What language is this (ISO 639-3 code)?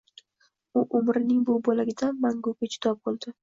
uzb